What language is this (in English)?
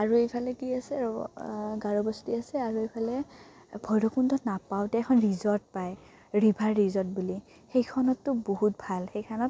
Assamese